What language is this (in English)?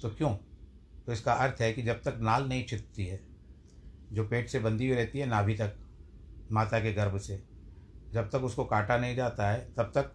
Hindi